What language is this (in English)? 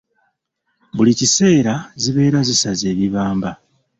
Ganda